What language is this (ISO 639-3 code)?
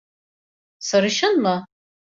tur